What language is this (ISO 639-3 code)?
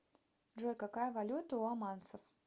rus